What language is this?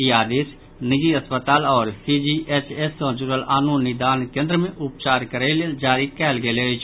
Maithili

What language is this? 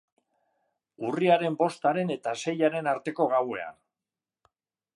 Basque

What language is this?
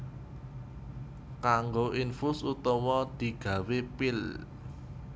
Javanese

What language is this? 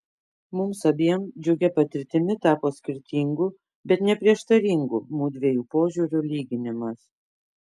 Lithuanian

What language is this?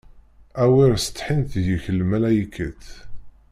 Kabyle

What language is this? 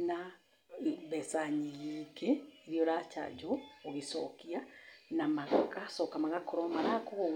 Kikuyu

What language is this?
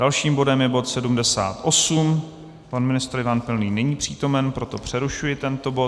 Czech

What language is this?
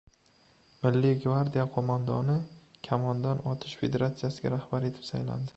Uzbek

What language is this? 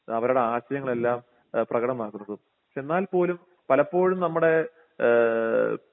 Malayalam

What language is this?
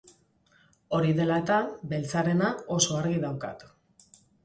Basque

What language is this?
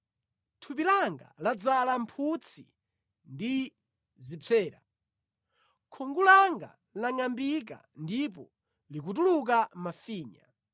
Nyanja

